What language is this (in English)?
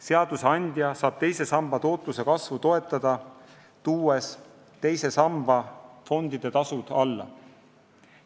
Estonian